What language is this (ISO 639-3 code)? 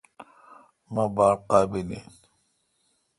xka